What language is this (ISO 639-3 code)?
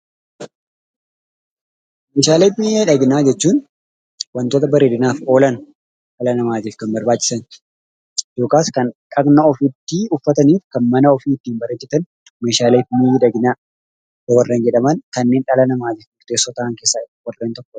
orm